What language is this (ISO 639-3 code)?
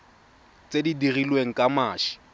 tsn